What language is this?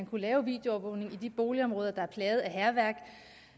Danish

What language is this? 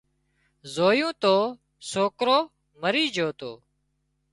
Wadiyara Koli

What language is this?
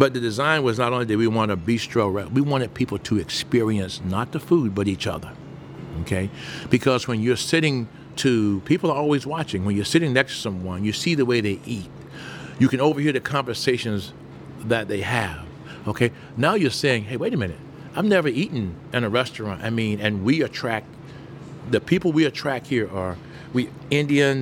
English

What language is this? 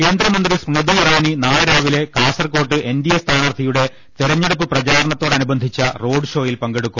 Malayalam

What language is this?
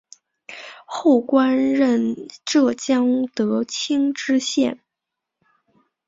Chinese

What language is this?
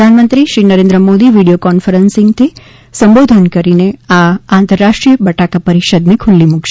Gujarati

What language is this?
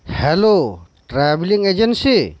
Santali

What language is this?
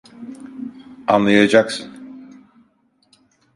Turkish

